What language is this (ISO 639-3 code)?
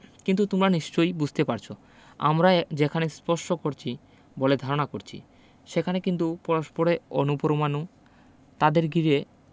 ben